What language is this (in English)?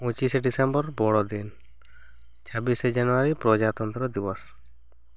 Santali